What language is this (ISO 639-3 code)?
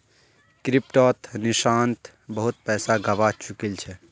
mag